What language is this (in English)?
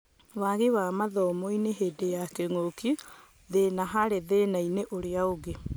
Kikuyu